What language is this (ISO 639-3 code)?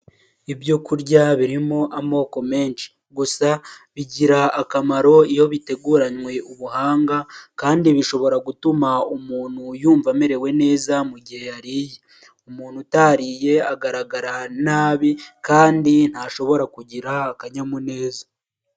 kin